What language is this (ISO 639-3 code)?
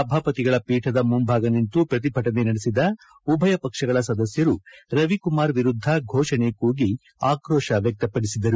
kan